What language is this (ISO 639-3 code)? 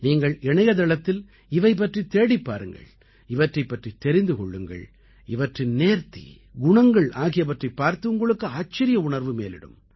tam